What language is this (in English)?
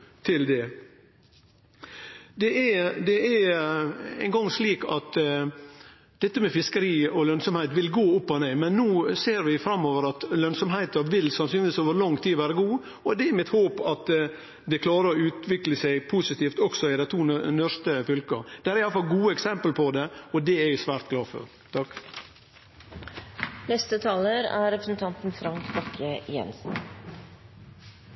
Norwegian